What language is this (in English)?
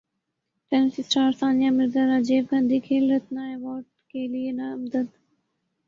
Urdu